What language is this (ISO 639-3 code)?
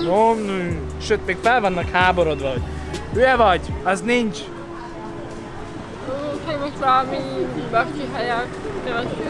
hun